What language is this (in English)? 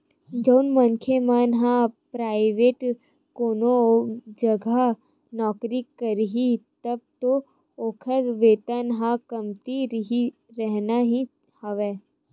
Chhattisgarhi